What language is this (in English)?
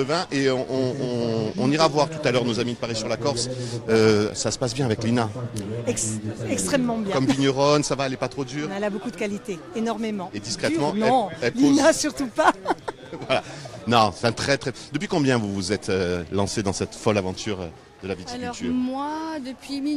French